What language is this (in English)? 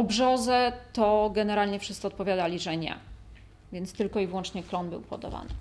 Polish